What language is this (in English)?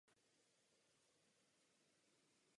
Czech